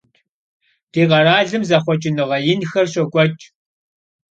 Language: Kabardian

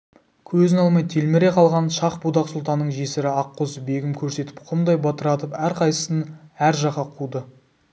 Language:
Kazakh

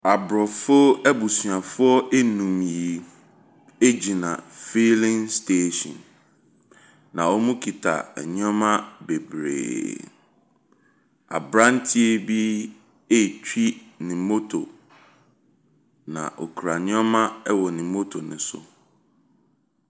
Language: Akan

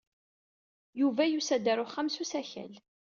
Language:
Kabyle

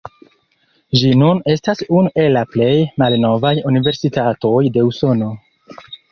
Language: Esperanto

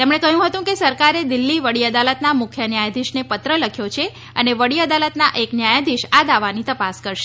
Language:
Gujarati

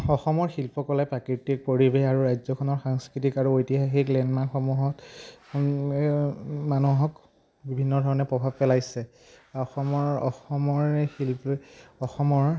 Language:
Assamese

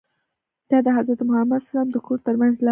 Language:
Pashto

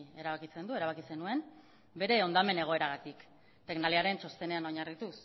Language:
Basque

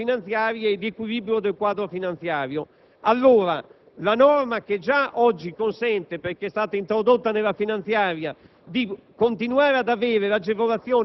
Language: Italian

